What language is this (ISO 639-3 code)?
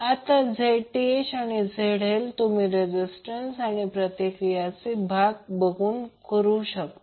mar